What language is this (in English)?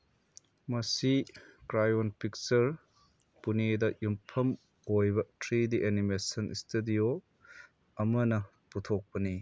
Manipuri